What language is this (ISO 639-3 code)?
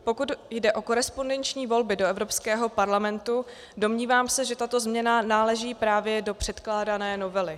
ces